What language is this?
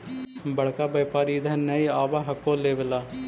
Magahi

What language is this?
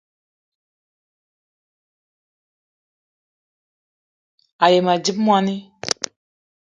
Eton (Cameroon)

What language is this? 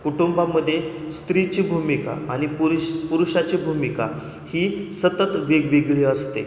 Marathi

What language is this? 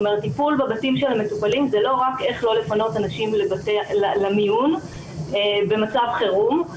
Hebrew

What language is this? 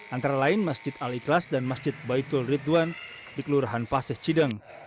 Indonesian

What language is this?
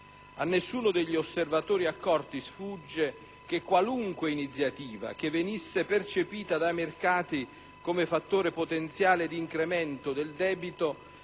Italian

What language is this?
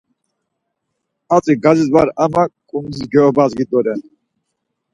Laz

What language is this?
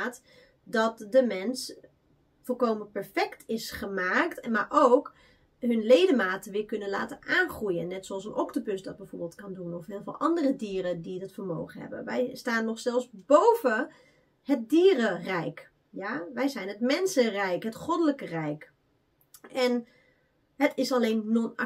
Dutch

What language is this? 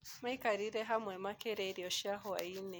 Kikuyu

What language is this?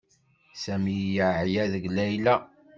Kabyle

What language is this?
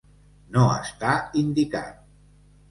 Catalan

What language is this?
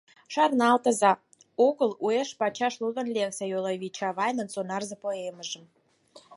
Mari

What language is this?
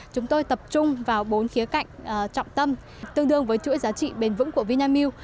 Vietnamese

